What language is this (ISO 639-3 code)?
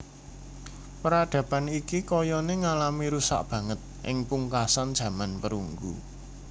jav